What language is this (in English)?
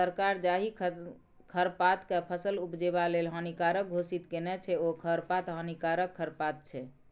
Maithili